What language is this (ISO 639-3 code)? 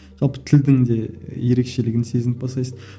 kaz